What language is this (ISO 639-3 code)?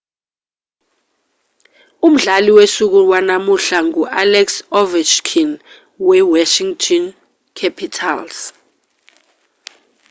zul